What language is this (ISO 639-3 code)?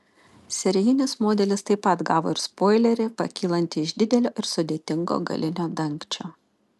lit